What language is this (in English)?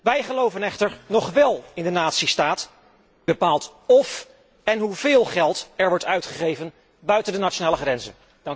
Dutch